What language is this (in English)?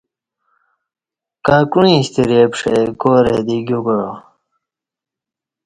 Kati